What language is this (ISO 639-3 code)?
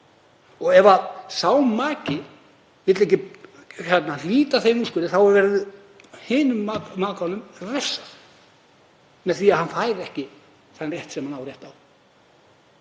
isl